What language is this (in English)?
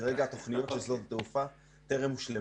Hebrew